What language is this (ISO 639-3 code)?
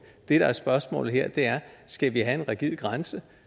dan